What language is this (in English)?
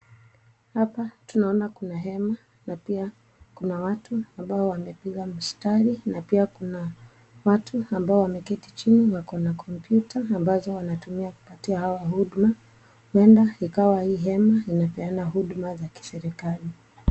Swahili